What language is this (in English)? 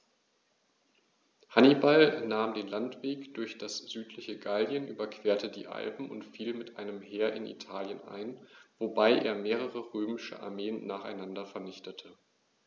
German